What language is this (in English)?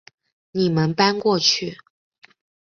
Chinese